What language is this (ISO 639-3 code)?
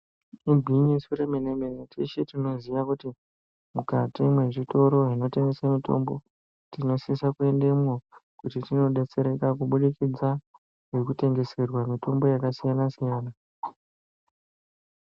ndc